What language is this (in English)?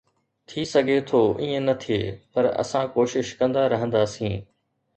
Sindhi